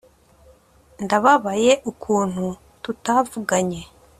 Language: Kinyarwanda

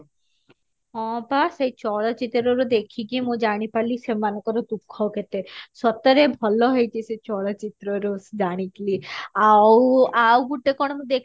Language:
Odia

